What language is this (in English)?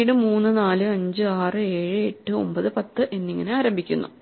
Malayalam